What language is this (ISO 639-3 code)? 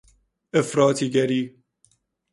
fas